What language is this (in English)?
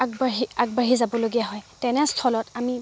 Assamese